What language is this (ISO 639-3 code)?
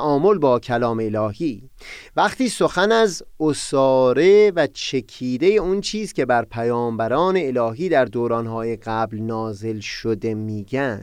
fas